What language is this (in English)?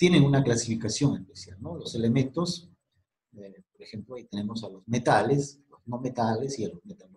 Spanish